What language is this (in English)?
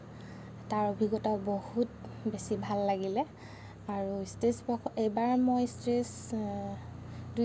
Assamese